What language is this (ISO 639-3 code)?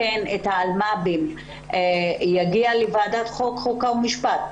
heb